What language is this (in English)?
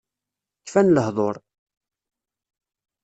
Kabyle